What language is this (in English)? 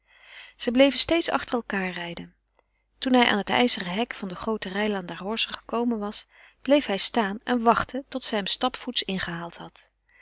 Dutch